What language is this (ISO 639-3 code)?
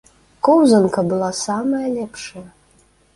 bel